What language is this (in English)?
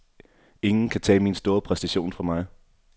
Danish